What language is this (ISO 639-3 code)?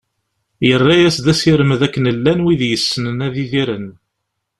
kab